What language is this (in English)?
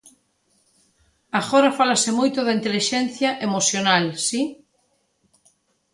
Galician